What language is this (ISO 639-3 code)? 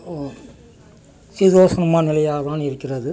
tam